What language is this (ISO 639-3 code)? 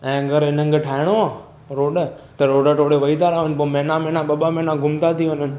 snd